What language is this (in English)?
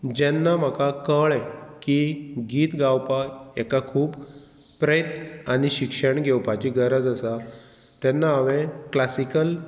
Konkani